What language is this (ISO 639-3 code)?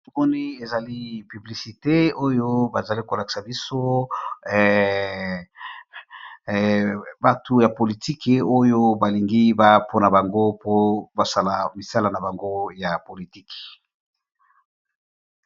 lin